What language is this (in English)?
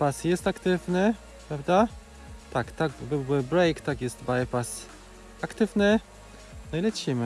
Polish